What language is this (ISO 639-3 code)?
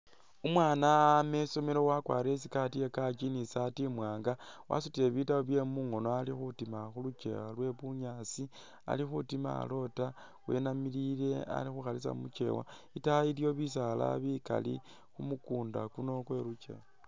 myx